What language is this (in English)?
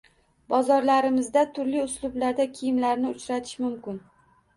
Uzbek